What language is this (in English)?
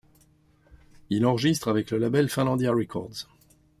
French